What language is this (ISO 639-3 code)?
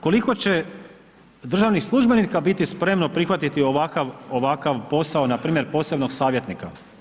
hrv